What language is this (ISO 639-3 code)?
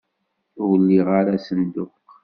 kab